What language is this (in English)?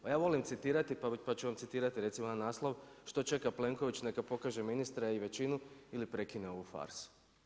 Croatian